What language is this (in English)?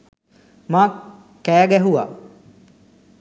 Sinhala